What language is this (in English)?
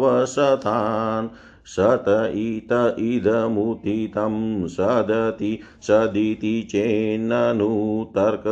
Hindi